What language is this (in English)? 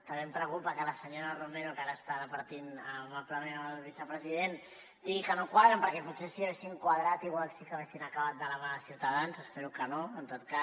Catalan